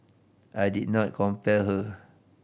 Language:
English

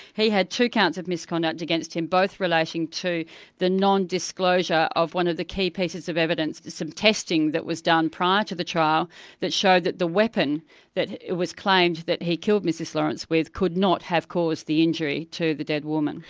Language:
English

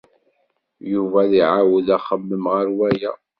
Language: Kabyle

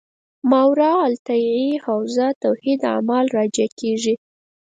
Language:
Pashto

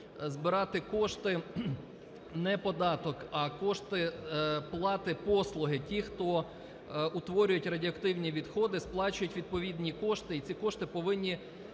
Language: Ukrainian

